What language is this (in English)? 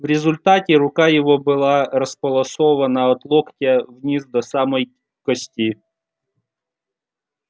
Russian